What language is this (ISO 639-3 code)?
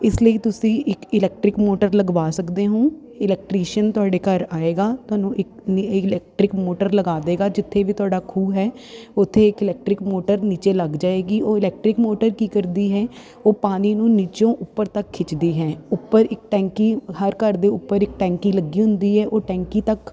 pan